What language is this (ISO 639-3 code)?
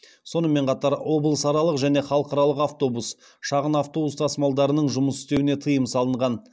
kaz